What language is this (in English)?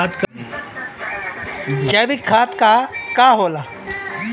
Bhojpuri